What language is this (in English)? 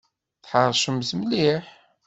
Kabyle